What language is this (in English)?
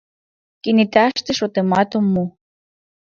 Mari